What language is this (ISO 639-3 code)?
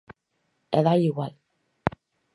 glg